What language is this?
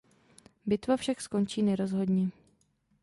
Czech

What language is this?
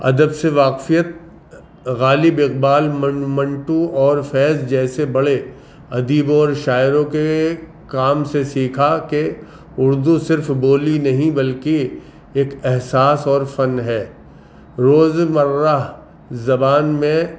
Urdu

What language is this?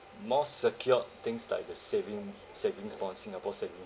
English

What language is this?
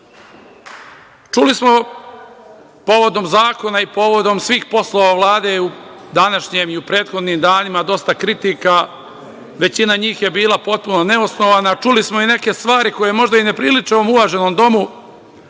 Serbian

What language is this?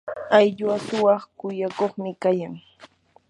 Yanahuanca Pasco Quechua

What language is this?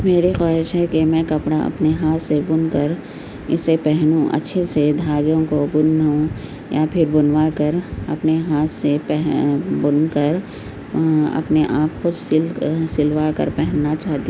Urdu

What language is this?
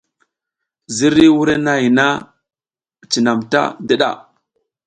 South Giziga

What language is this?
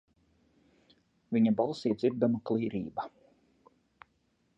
Latvian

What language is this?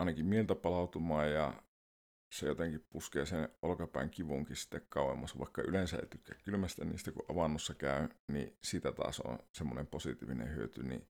Finnish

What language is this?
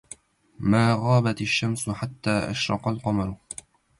Arabic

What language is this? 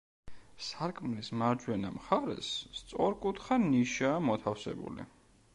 Georgian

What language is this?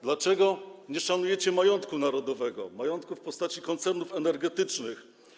Polish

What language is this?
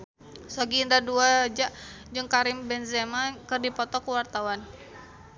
Sundanese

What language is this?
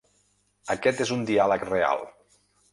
Catalan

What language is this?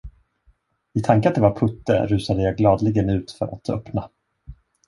Swedish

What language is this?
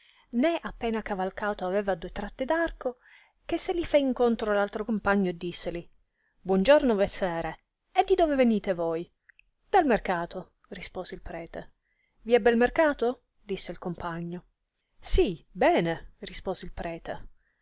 Italian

